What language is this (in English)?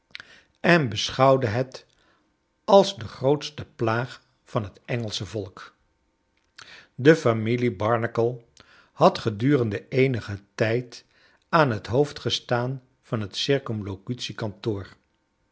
Dutch